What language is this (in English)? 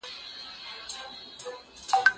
Pashto